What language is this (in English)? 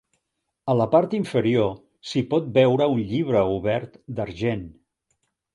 Catalan